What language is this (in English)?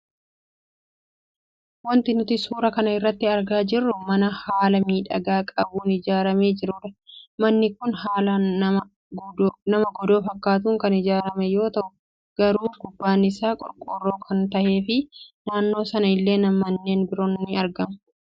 Oromo